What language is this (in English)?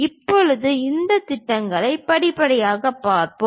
Tamil